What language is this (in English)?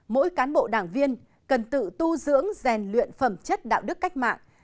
Vietnamese